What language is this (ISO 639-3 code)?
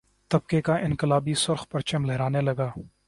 urd